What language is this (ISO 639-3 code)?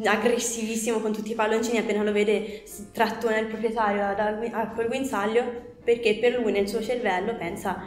ita